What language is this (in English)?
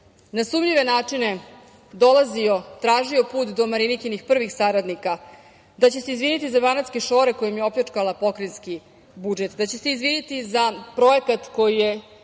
Serbian